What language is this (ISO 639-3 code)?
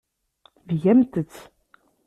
kab